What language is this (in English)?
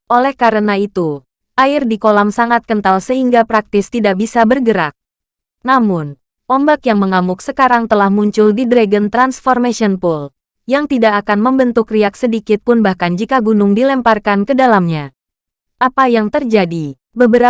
Indonesian